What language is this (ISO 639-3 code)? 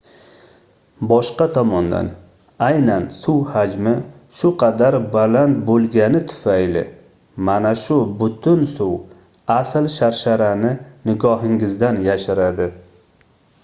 uzb